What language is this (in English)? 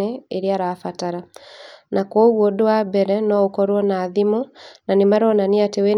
Kikuyu